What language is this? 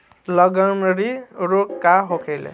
Bhojpuri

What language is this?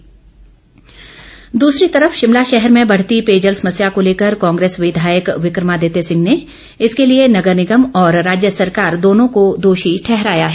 Hindi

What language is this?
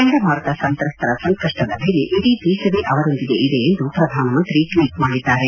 Kannada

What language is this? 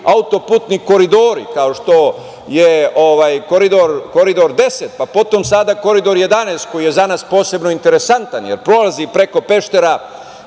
Serbian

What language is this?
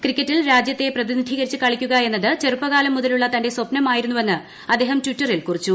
Malayalam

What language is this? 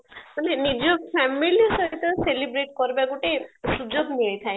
Odia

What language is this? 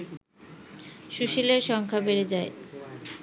Bangla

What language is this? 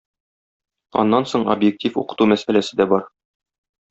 Tatar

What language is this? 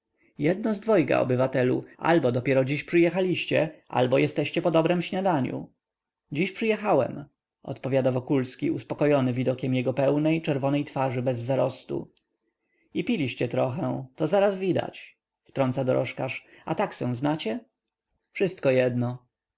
Polish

